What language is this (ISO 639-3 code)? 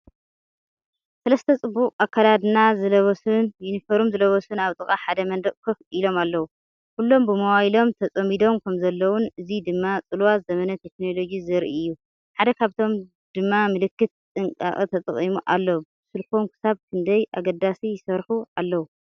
tir